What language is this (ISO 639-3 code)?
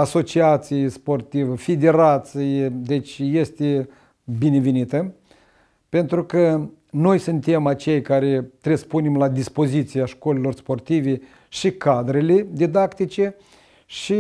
ron